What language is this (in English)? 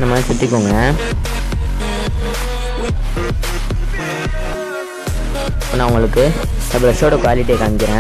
Indonesian